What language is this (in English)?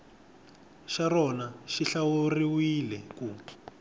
Tsonga